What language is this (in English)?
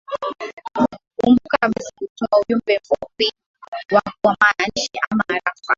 Swahili